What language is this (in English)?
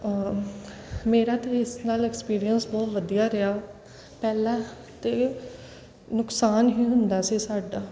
Punjabi